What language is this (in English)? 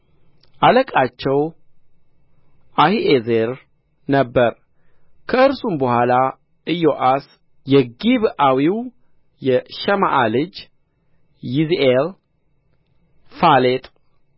Amharic